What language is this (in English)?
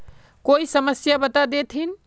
Magahi